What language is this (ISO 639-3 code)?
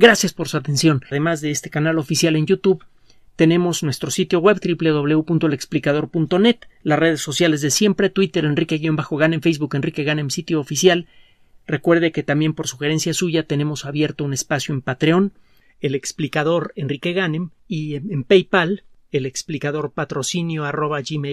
spa